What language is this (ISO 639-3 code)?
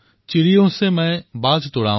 asm